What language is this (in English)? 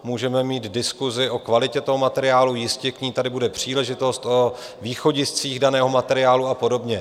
Czech